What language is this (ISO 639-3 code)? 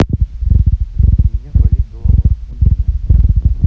rus